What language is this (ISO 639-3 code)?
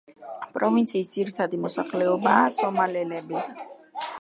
kat